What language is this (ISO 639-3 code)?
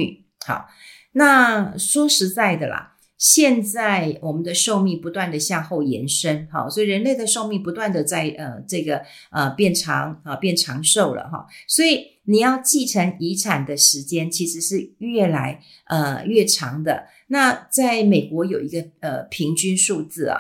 zho